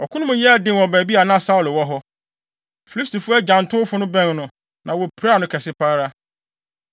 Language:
Akan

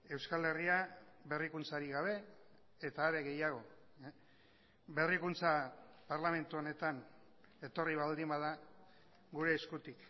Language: Basque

